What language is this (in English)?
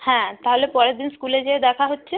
Bangla